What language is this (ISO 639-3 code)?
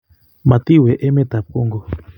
kln